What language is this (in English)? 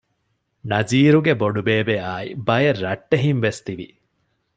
Divehi